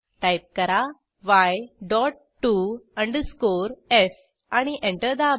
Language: Marathi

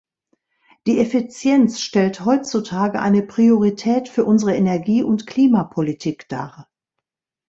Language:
German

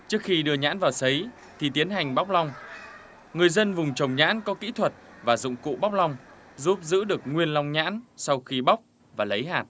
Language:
Vietnamese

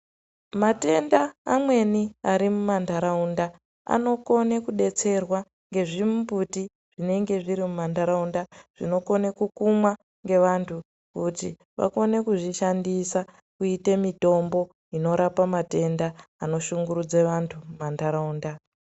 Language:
Ndau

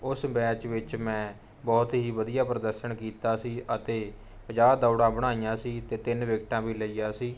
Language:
Punjabi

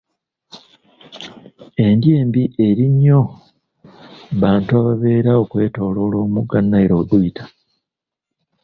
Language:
Ganda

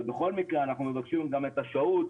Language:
Hebrew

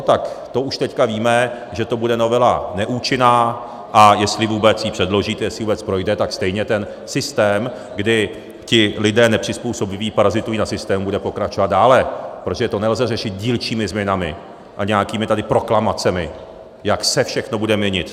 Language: Czech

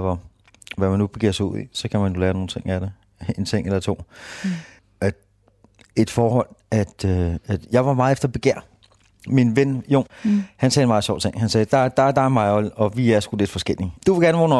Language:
Danish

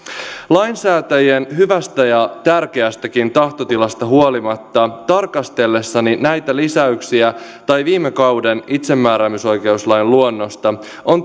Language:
Finnish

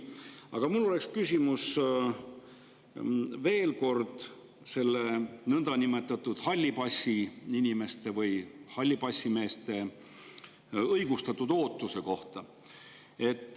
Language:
Estonian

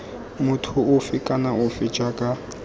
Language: Tswana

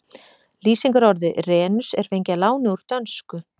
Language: Icelandic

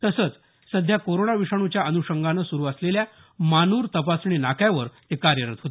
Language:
Marathi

